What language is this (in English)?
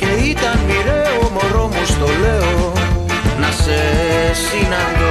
Greek